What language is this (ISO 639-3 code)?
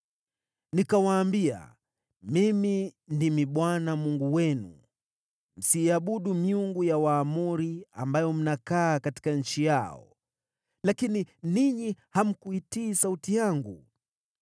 swa